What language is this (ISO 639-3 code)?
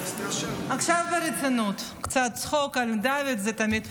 heb